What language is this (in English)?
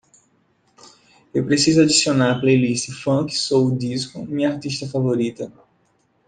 Portuguese